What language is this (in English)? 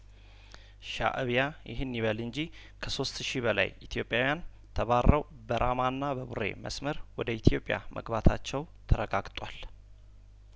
Amharic